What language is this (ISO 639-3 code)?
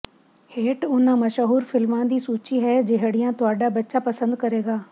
pan